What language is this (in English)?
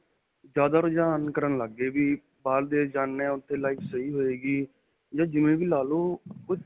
Punjabi